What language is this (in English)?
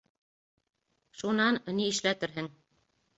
Bashkir